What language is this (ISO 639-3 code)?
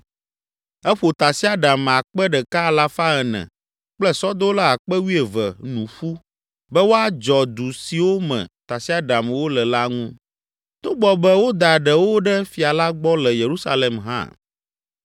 ewe